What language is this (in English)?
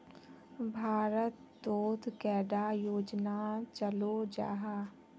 Magahi